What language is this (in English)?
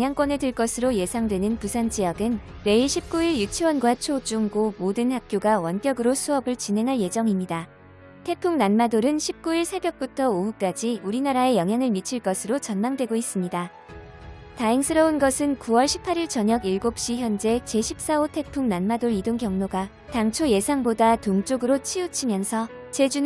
Korean